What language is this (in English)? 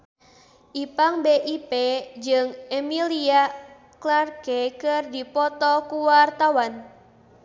Sundanese